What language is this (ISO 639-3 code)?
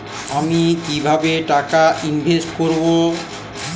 ben